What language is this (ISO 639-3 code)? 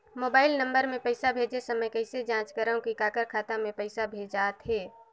hne